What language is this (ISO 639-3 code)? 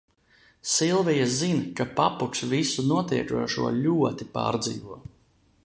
lav